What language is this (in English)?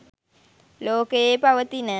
Sinhala